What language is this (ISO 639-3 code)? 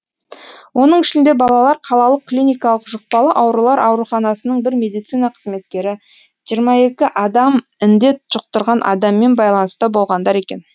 kaz